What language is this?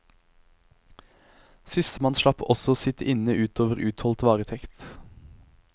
Norwegian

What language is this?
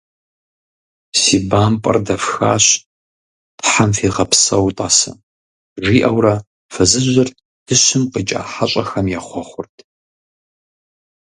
Kabardian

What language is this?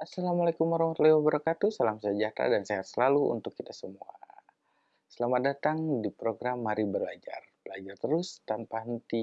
Indonesian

